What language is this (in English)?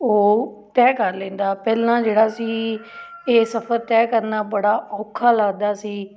Punjabi